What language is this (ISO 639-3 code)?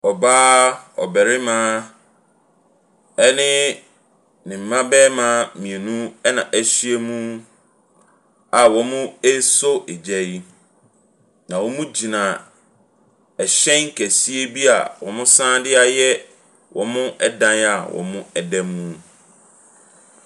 aka